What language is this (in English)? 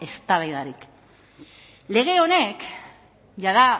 Basque